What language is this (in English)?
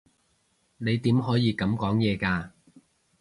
Cantonese